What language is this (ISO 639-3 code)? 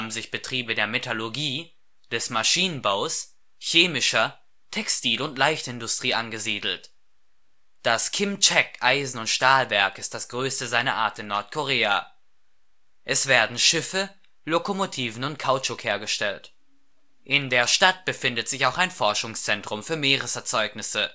deu